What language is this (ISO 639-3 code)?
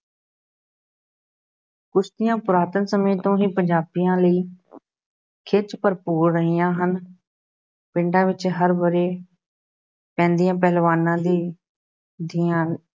pan